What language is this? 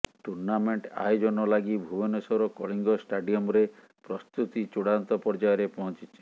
Odia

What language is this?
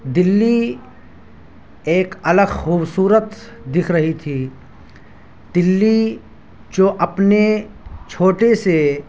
Urdu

